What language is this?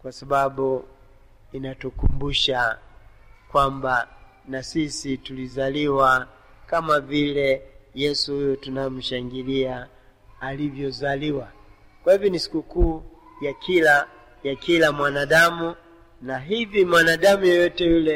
Swahili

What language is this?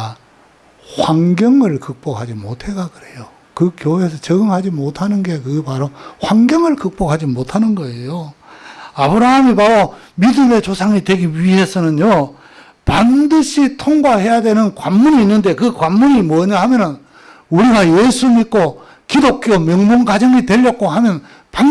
Korean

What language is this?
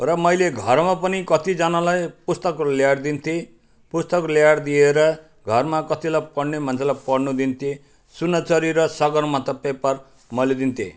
Nepali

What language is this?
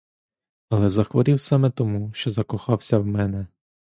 Ukrainian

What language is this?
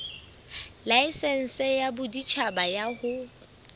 Southern Sotho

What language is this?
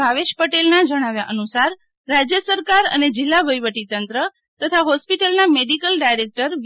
Gujarati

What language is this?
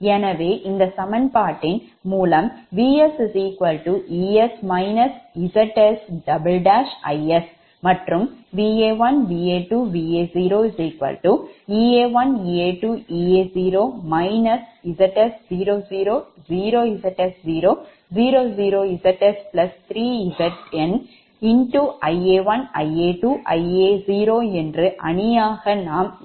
Tamil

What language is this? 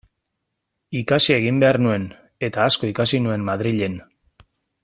Basque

